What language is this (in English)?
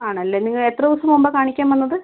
Malayalam